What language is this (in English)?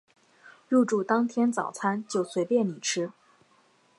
Chinese